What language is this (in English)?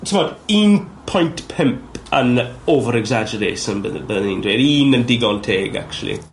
Welsh